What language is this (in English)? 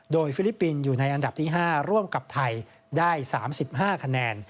Thai